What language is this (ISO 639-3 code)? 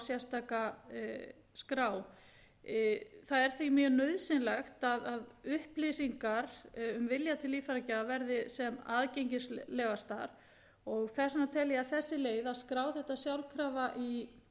isl